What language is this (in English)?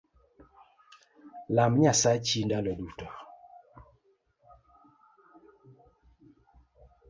Luo (Kenya and Tanzania)